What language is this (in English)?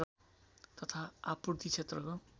Nepali